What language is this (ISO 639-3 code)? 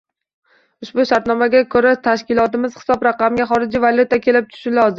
uzb